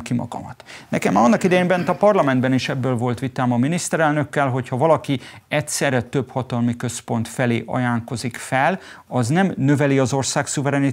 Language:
Hungarian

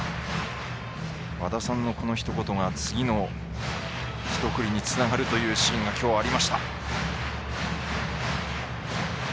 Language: Japanese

